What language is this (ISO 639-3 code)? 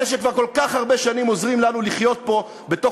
heb